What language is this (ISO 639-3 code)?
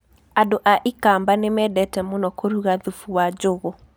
kik